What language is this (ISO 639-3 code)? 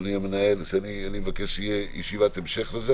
heb